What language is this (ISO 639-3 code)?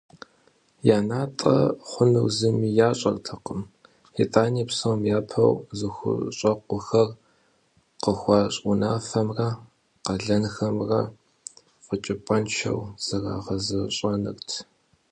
kbd